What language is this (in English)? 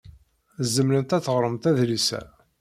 Kabyle